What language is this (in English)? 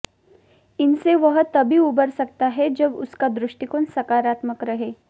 Hindi